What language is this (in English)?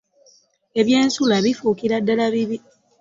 Ganda